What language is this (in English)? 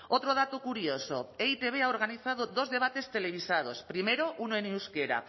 Spanish